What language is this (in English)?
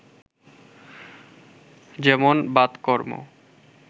Bangla